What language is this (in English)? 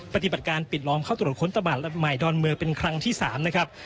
Thai